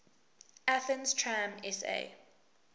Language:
English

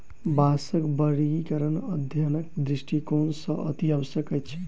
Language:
Maithili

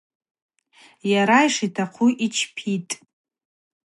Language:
Abaza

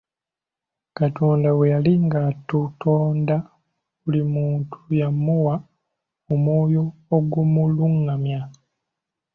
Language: Ganda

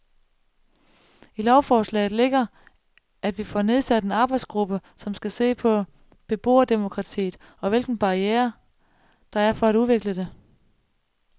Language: Danish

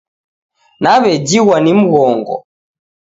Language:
Taita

